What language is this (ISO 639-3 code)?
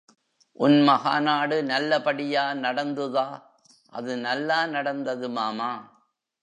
tam